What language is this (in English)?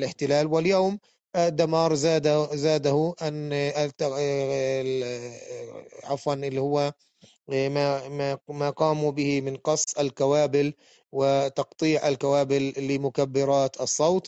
Arabic